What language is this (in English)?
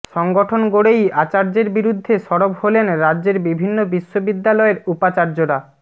Bangla